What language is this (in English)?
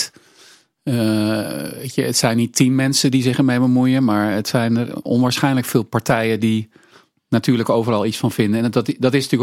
Dutch